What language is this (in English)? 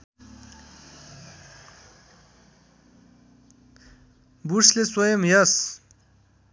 Nepali